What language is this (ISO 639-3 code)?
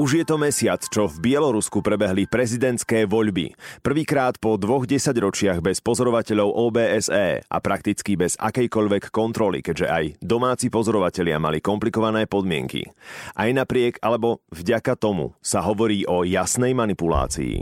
slk